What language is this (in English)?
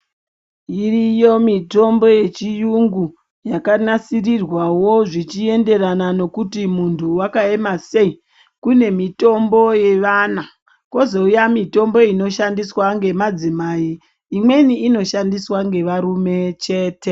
Ndau